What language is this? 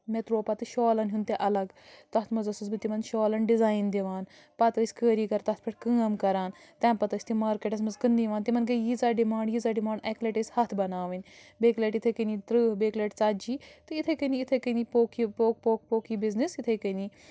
Kashmiri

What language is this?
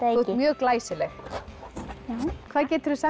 Icelandic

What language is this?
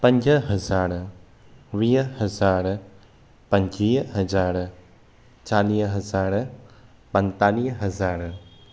Sindhi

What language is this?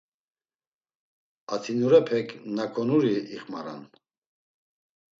Laz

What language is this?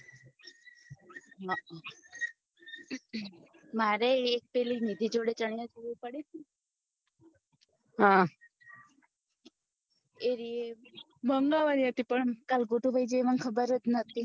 Gujarati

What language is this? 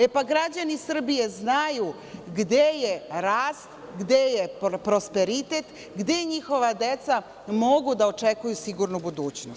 Serbian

